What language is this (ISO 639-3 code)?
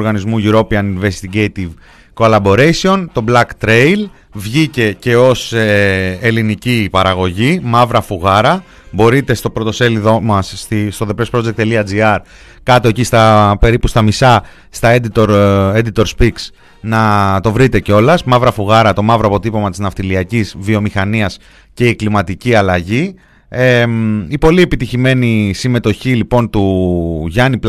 ell